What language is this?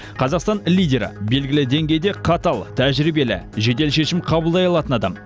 Kazakh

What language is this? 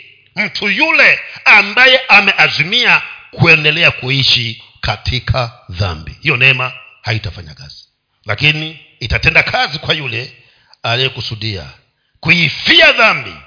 Swahili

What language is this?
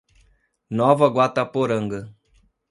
Portuguese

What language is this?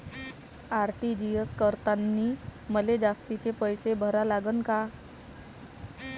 Marathi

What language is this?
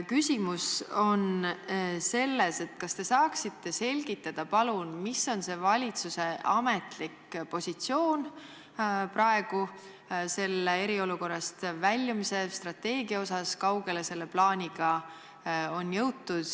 Estonian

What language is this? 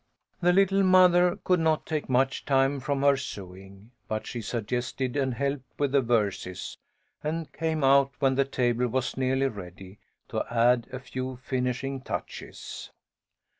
English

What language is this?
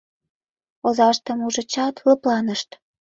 Mari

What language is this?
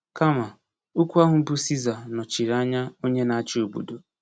Igbo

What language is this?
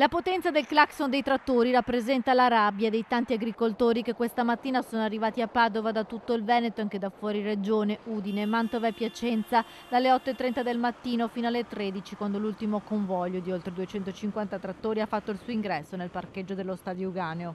Italian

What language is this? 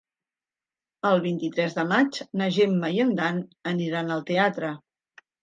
Catalan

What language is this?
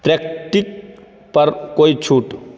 Hindi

